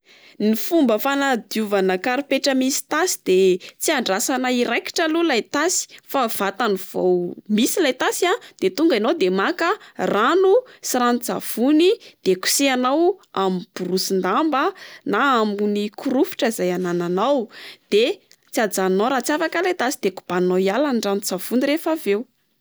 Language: Malagasy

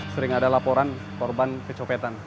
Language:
Indonesian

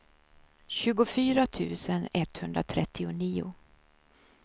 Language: Swedish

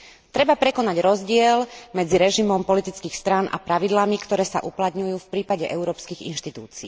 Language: Slovak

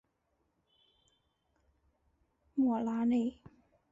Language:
Chinese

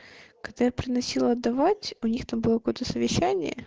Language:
Russian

